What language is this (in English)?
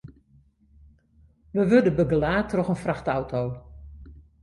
Western Frisian